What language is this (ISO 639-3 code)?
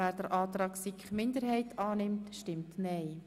gsw